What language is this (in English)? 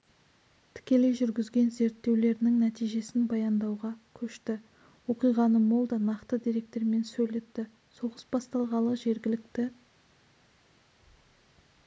Kazakh